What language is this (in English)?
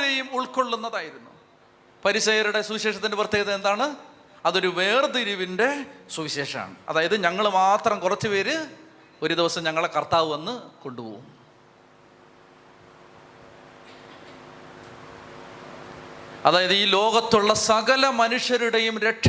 Malayalam